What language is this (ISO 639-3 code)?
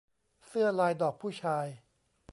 tha